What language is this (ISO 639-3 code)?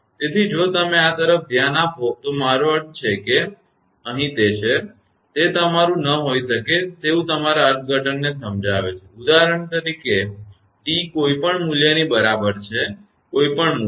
guj